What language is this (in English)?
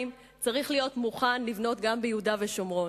Hebrew